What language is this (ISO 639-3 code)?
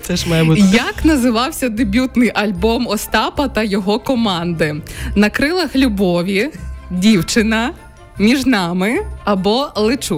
ukr